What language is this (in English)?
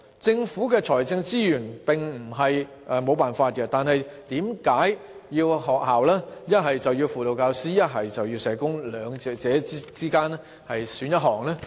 Cantonese